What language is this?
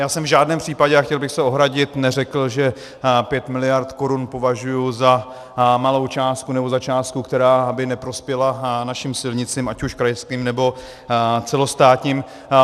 Czech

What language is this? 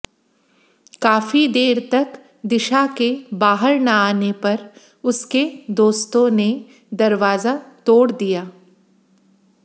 Hindi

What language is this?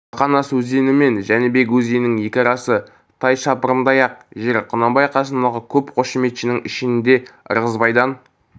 Kazakh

